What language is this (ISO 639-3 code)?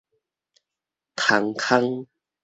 nan